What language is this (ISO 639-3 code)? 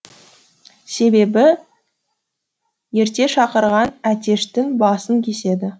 kaz